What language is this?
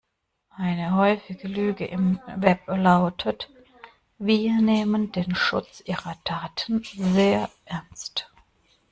German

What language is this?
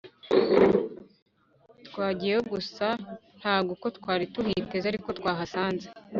Kinyarwanda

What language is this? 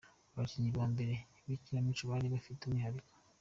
Kinyarwanda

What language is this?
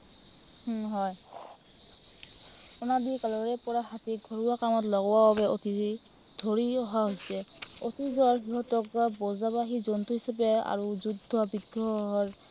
Assamese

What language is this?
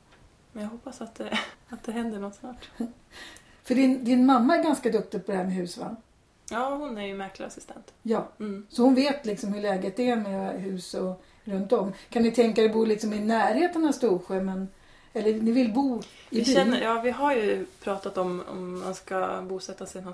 Swedish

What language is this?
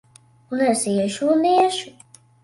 Latvian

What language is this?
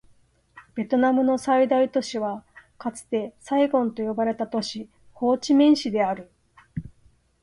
Japanese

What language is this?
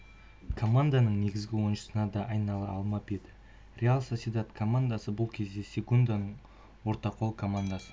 Kazakh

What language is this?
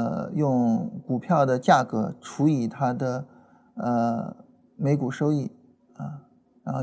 Chinese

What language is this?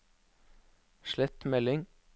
Norwegian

